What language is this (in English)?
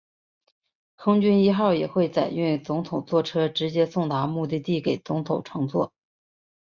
Chinese